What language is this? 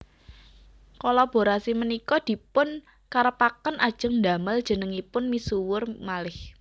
Javanese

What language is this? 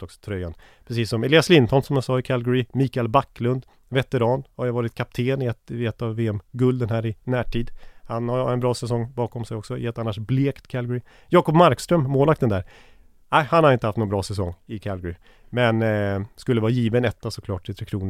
Swedish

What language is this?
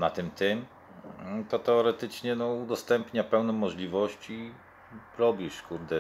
Polish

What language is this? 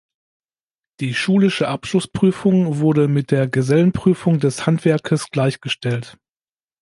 German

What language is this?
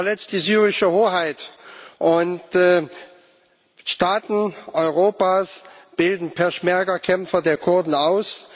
German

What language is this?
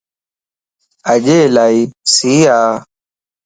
Lasi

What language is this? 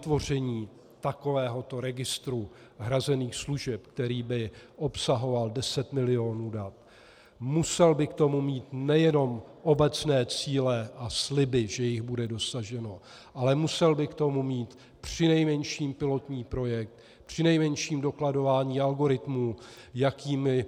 Czech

